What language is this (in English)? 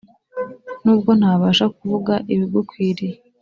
Kinyarwanda